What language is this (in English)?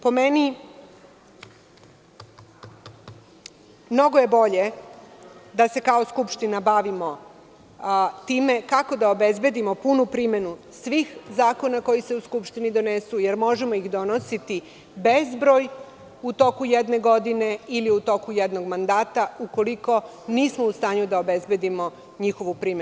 Serbian